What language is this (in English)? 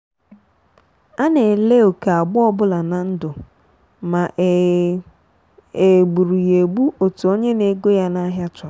Igbo